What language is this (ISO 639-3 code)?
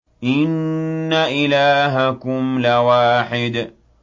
ara